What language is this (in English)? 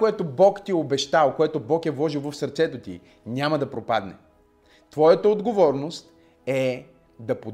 Bulgarian